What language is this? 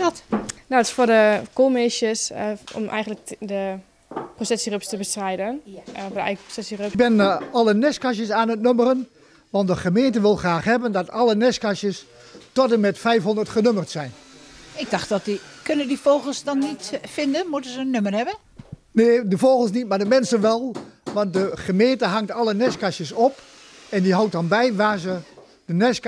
Dutch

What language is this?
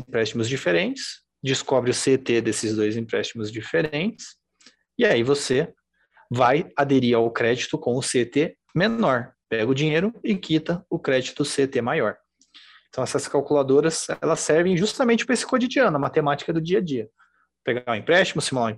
Portuguese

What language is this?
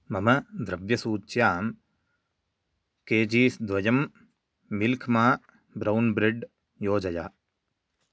Sanskrit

